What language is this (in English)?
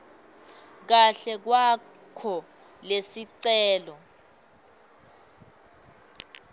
Swati